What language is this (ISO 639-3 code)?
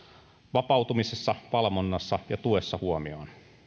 fin